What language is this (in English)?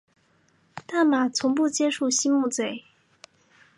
Chinese